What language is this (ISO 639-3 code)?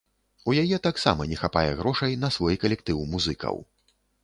bel